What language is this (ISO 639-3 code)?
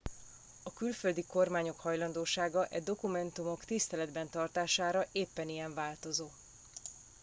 hun